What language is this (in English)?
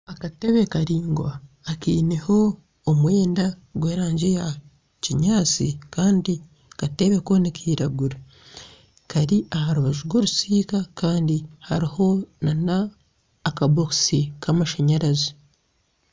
Nyankole